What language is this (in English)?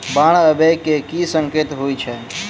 Maithili